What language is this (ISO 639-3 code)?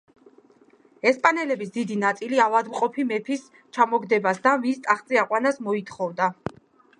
kat